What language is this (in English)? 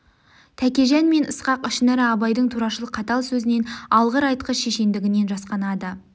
Kazakh